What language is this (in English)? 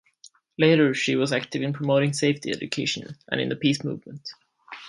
English